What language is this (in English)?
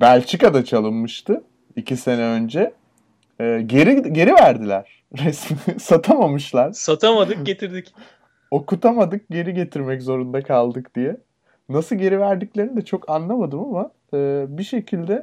Turkish